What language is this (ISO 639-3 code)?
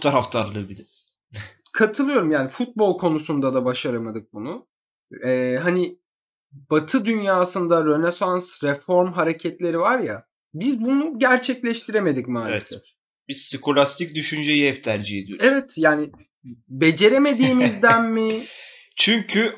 tur